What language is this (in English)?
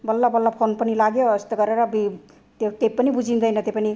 Nepali